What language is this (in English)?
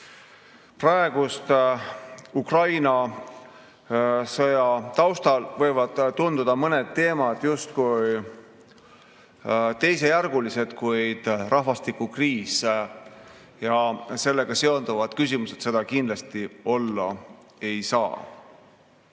Estonian